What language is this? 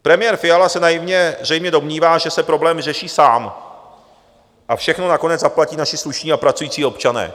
Czech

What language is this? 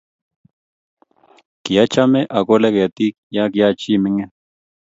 Kalenjin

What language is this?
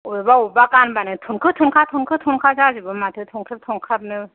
Bodo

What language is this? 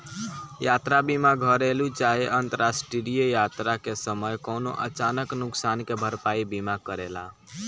Bhojpuri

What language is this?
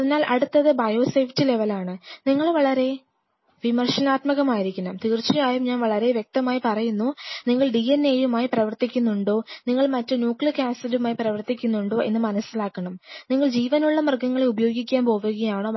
Malayalam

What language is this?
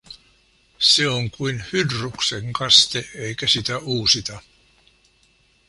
Finnish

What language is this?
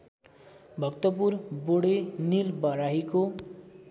Nepali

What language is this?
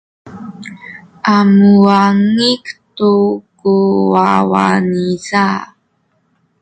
Sakizaya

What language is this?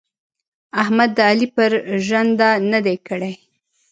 Pashto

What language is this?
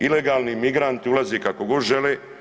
Croatian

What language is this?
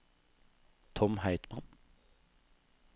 Norwegian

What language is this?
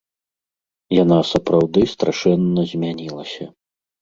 Belarusian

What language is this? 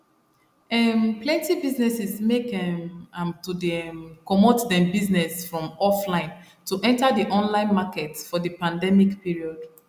Nigerian Pidgin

